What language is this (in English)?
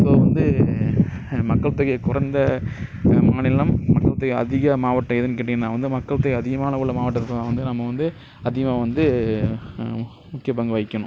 Tamil